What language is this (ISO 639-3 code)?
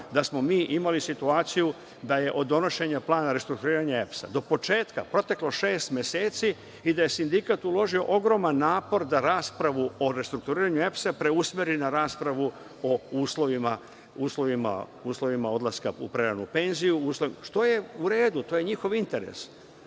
srp